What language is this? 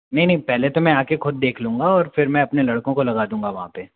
Hindi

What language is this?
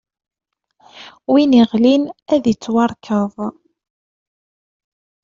Kabyle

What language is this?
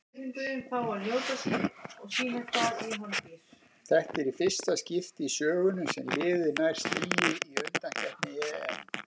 Icelandic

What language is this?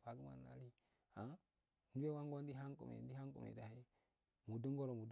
Afade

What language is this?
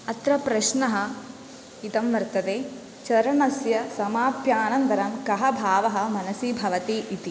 Sanskrit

